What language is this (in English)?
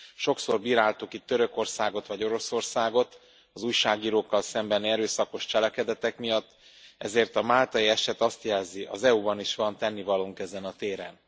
Hungarian